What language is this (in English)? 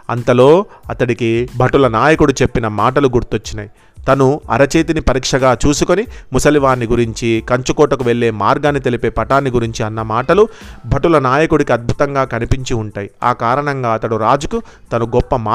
Telugu